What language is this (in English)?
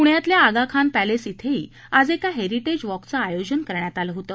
Marathi